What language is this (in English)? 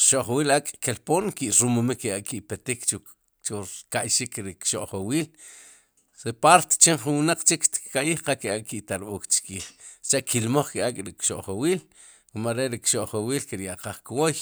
Sipacapense